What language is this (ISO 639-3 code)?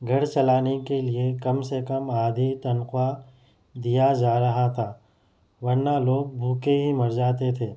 urd